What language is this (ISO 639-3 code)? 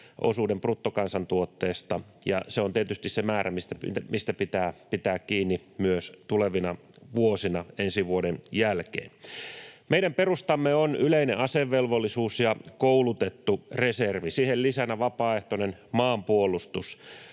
fin